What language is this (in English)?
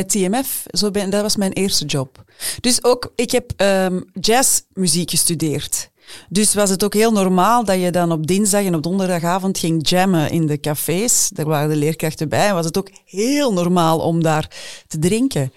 Dutch